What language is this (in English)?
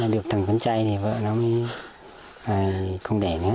Vietnamese